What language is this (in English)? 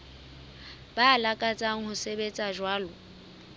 Southern Sotho